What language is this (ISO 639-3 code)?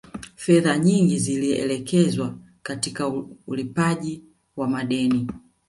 swa